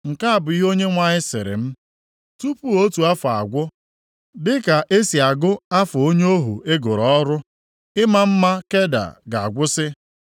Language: Igbo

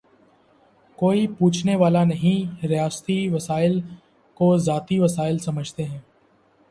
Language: Urdu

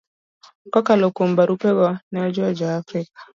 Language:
Luo (Kenya and Tanzania)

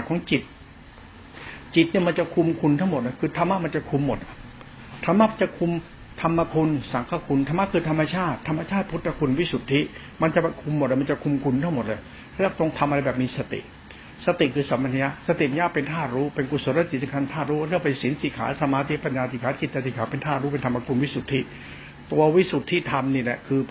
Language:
Thai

